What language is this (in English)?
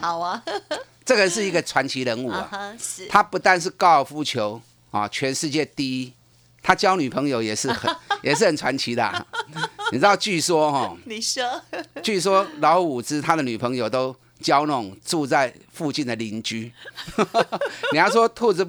Chinese